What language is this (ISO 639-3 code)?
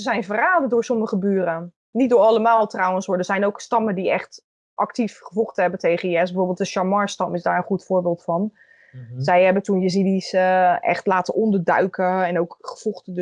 nld